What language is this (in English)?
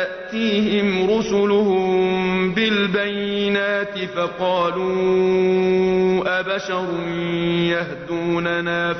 Arabic